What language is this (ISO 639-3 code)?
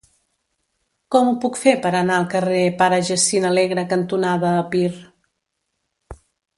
cat